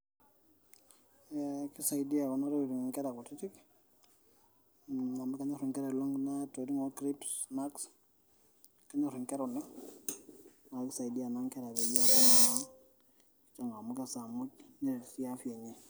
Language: Masai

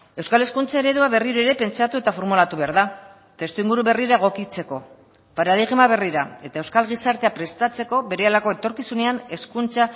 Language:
Basque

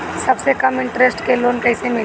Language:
Bhojpuri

